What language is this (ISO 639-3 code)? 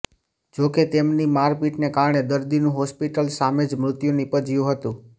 guj